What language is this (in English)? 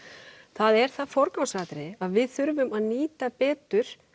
Icelandic